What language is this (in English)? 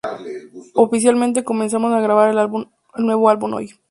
Spanish